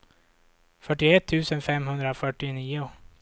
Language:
Swedish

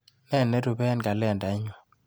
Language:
Kalenjin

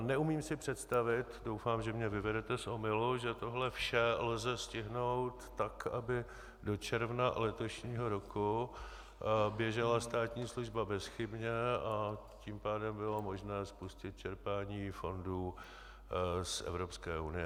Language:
Czech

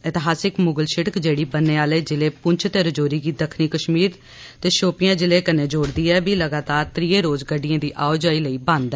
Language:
Dogri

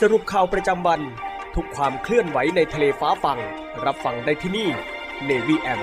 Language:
Thai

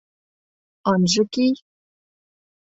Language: Mari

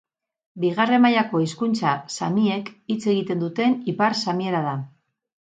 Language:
Basque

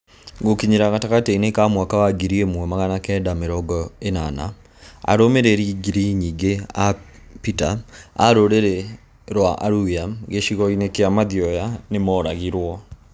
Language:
Kikuyu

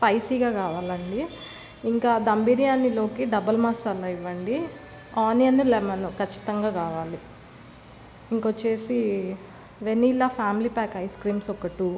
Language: Telugu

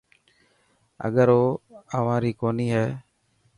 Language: Dhatki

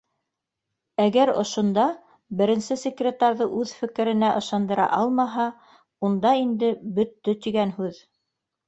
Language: Bashkir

